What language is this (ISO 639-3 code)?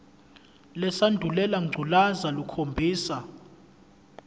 zul